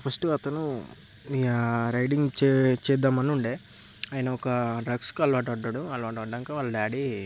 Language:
Telugu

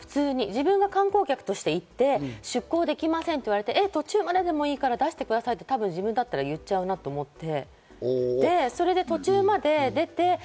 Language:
Japanese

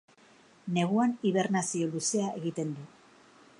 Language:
Basque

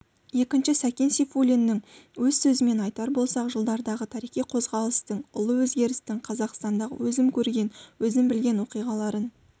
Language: Kazakh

